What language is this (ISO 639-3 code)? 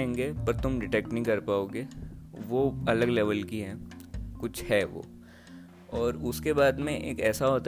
hin